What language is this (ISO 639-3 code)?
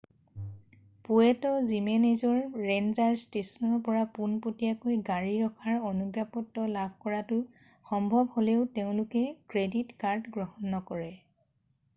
asm